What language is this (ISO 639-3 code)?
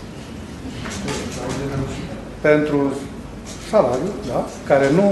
ron